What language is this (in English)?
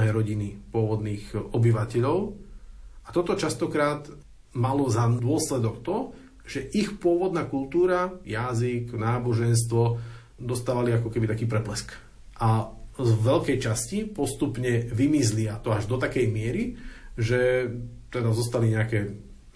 Slovak